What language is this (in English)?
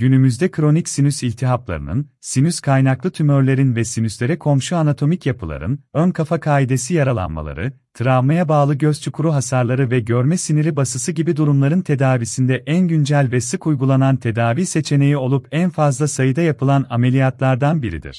Turkish